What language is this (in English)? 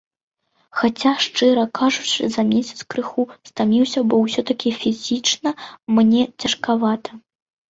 Belarusian